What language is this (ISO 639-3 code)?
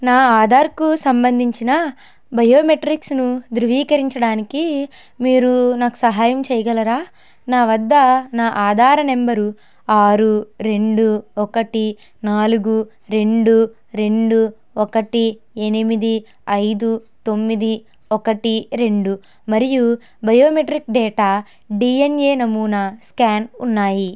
tel